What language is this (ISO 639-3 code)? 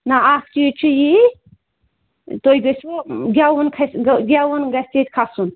kas